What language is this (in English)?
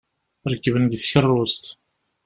Kabyle